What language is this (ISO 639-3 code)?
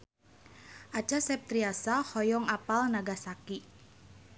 sun